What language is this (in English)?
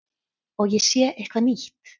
Icelandic